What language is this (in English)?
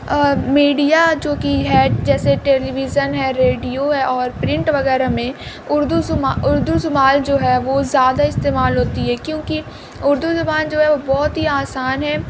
Urdu